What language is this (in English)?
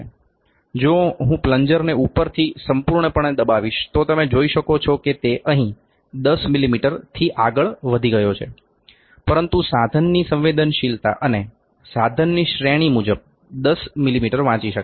Gujarati